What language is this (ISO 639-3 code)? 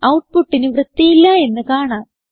mal